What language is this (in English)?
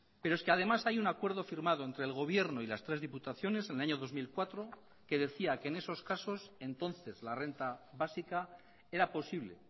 Spanish